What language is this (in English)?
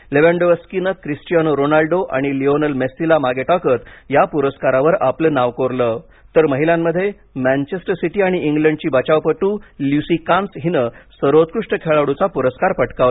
Marathi